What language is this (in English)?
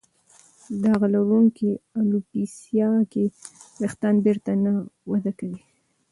Pashto